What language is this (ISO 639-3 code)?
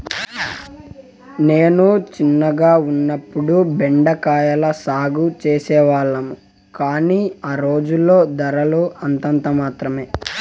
tel